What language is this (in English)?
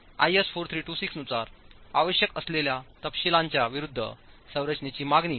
Marathi